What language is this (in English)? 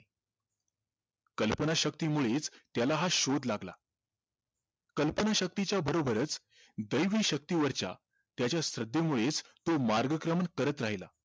Marathi